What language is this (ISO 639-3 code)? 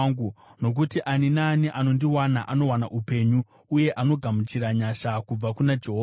sna